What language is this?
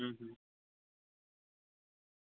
Dogri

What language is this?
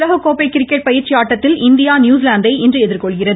Tamil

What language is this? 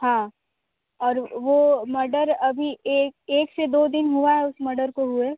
Hindi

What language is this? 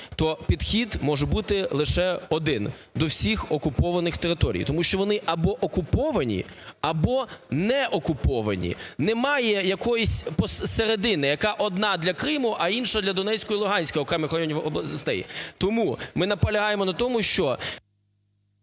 Ukrainian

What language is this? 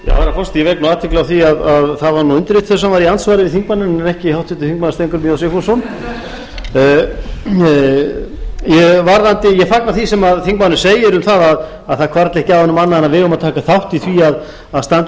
Icelandic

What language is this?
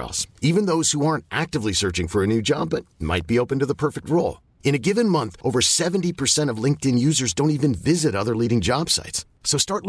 Filipino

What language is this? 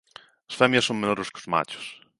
Galician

